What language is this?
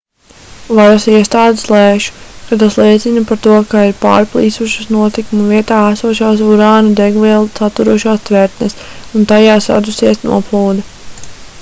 Latvian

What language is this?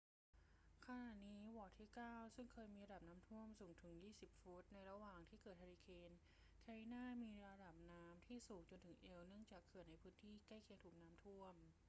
Thai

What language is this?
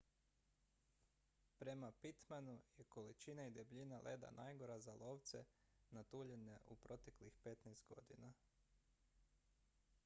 Croatian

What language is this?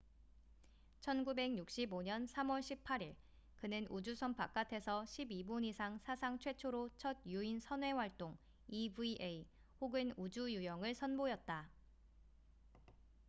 Korean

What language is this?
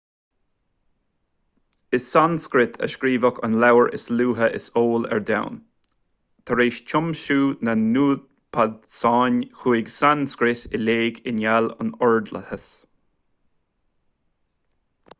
Irish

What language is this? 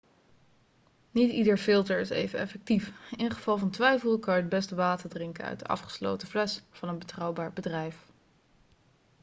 Dutch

